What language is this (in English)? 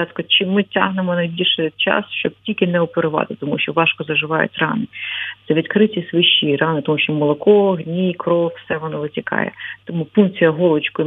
Ukrainian